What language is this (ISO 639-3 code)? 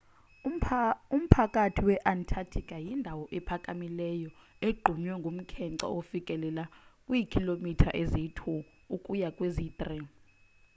xho